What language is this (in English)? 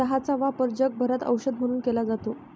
Marathi